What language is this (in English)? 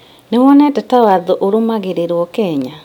Kikuyu